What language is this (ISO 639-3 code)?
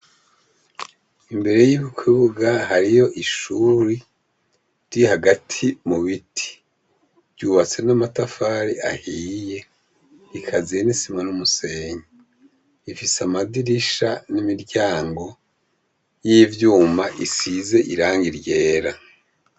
run